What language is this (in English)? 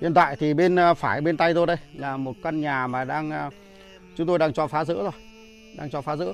Vietnamese